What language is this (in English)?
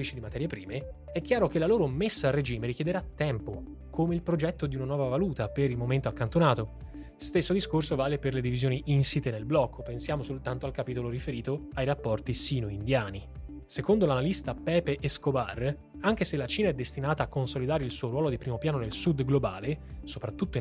Italian